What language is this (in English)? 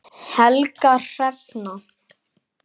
Icelandic